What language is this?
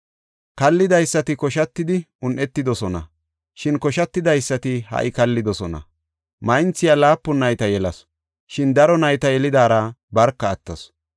Gofa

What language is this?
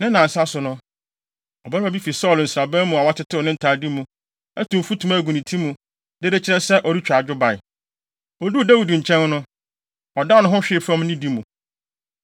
Akan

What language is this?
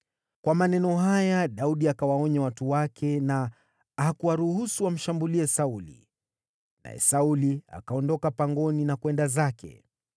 Swahili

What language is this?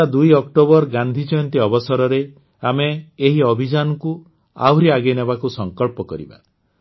Odia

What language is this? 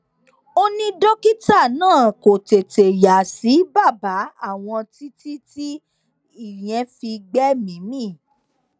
Yoruba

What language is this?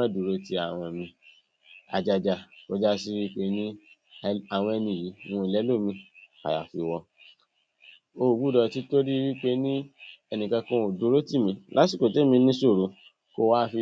Yoruba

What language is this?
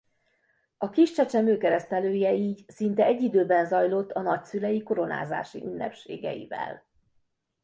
Hungarian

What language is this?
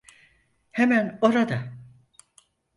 Turkish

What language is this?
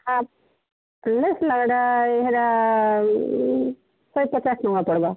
Odia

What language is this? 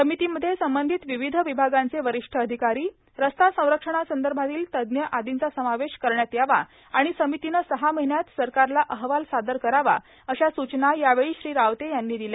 Marathi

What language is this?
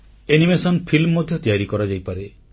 Odia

